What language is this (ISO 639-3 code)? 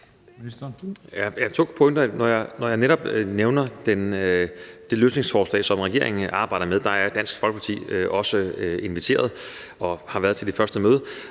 dan